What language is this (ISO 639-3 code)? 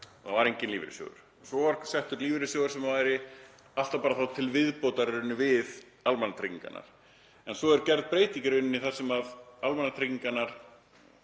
isl